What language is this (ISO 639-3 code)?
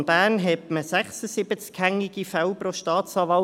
gsw